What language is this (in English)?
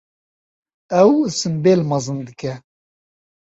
Kurdish